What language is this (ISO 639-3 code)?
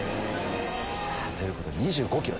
jpn